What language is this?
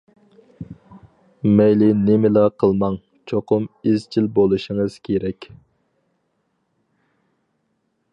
Uyghur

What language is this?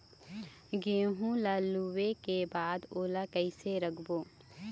Chhattisgarhi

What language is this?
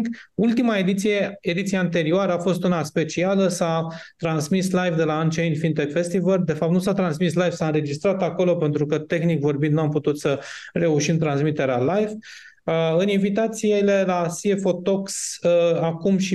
Romanian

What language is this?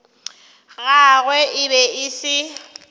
Northern Sotho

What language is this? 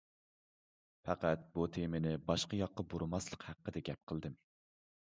Uyghur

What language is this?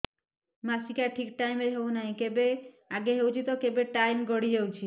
Odia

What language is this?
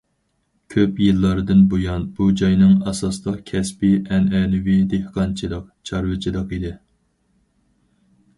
Uyghur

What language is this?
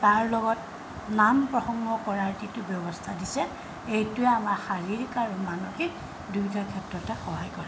Assamese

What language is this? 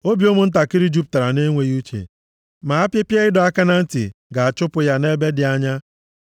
Igbo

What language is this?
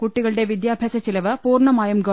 Malayalam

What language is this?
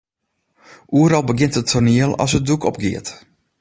Western Frisian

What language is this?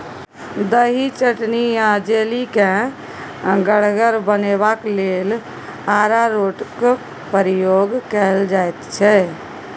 Maithili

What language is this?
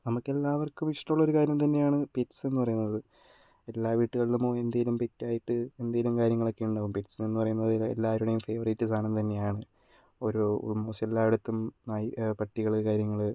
Malayalam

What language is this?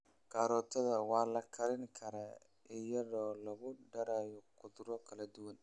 Somali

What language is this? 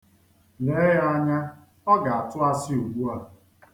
Igbo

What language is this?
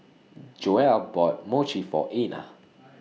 English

